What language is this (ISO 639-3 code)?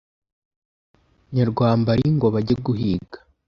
kin